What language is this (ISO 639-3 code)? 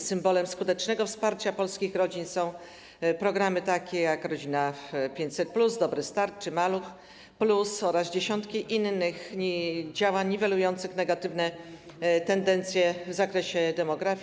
pol